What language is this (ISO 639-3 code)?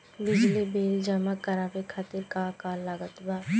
bho